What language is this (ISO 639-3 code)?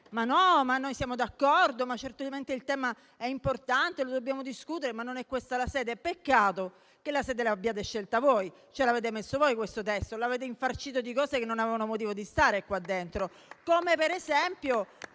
ita